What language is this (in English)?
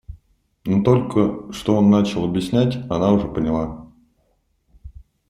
Russian